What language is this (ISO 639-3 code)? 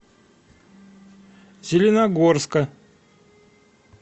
rus